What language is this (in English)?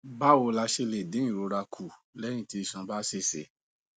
Yoruba